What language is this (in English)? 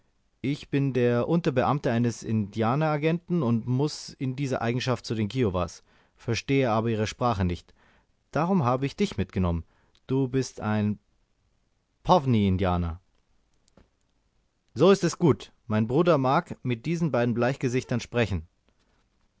German